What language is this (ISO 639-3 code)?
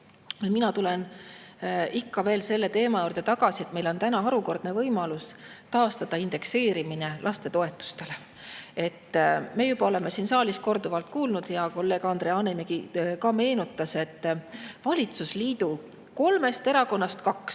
est